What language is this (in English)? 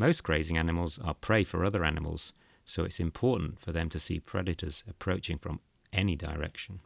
English